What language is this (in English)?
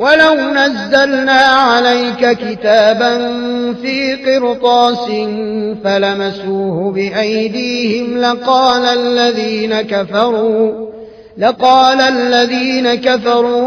Arabic